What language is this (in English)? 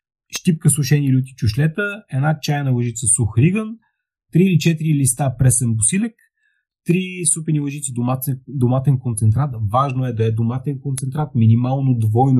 Bulgarian